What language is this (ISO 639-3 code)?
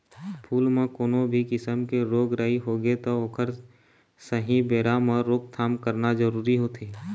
hne